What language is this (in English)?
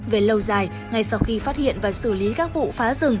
Vietnamese